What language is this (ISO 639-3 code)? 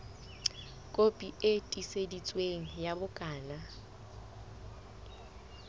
sot